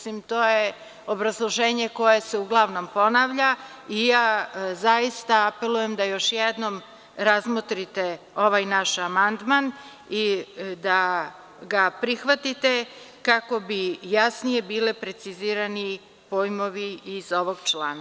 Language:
Serbian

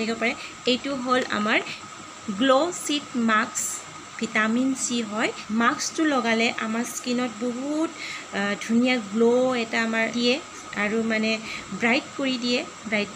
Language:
Hindi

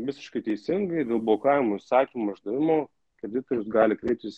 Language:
Lithuanian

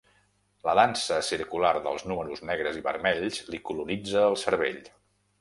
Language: Catalan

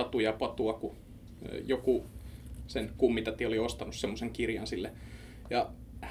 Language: Finnish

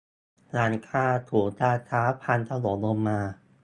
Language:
Thai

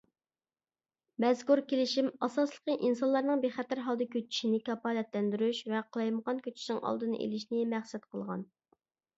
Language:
Uyghur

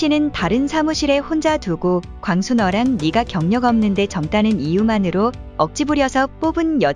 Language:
Korean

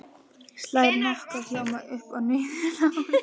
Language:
Icelandic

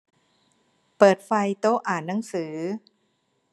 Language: Thai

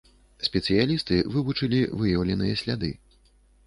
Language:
Belarusian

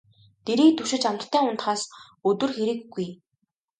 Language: Mongolian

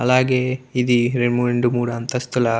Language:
Telugu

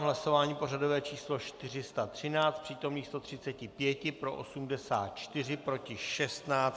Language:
Czech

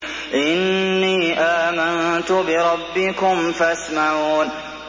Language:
Arabic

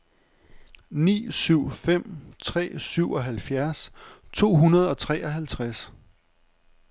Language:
Danish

